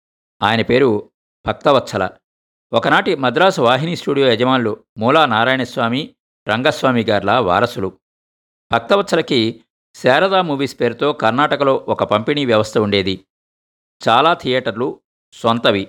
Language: Telugu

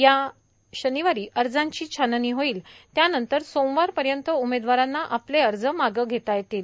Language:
Marathi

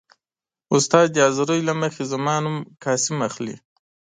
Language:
Pashto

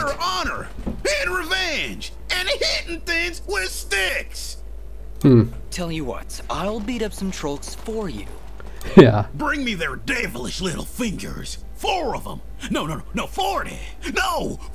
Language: German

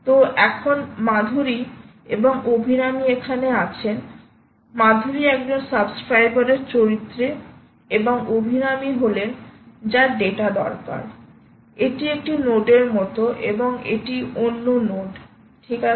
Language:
Bangla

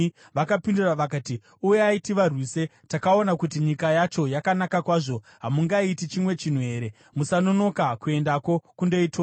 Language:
Shona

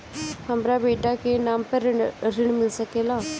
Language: Bhojpuri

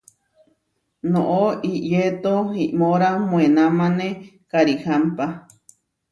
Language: Huarijio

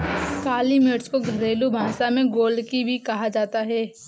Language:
Hindi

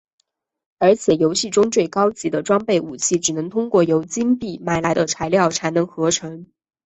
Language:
Chinese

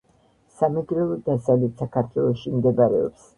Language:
Georgian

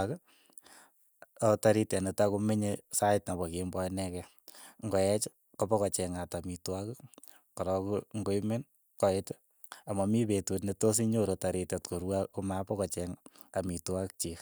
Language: Keiyo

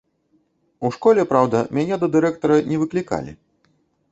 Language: Belarusian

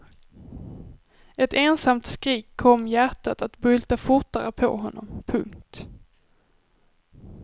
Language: Swedish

